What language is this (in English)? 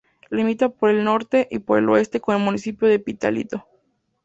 Spanish